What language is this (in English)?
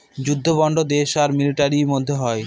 Bangla